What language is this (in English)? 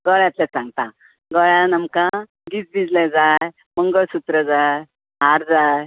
Konkani